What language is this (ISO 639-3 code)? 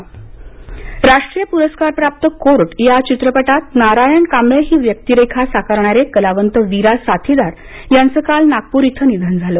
mar